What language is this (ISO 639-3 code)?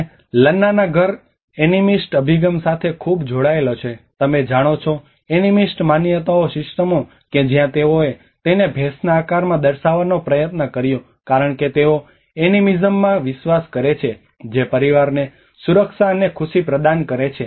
guj